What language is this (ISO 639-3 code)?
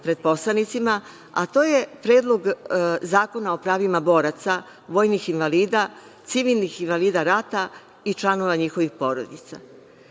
srp